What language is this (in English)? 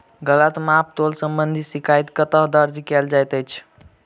Maithili